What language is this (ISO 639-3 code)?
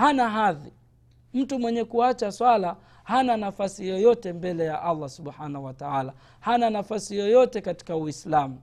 swa